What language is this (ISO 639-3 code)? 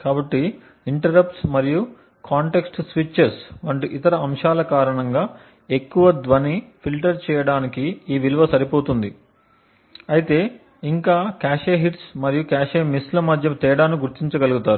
tel